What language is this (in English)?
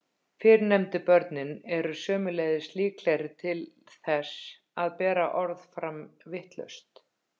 Icelandic